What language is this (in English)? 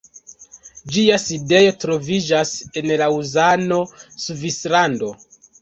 Esperanto